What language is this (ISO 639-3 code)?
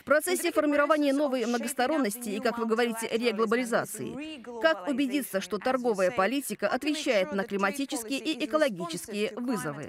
rus